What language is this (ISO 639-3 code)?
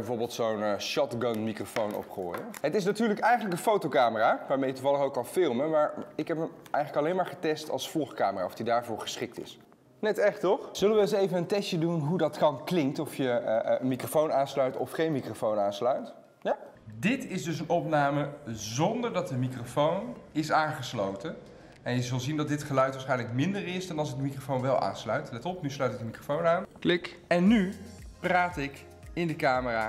nld